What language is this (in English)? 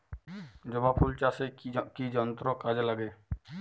Bangla